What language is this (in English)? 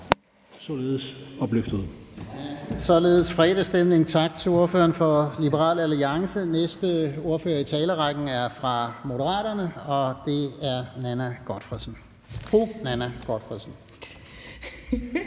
Danish